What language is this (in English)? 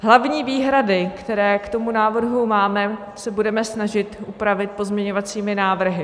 Czech